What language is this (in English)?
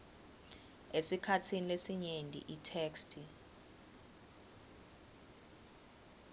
Swati